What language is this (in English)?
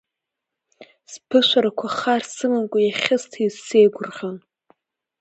Abkhazian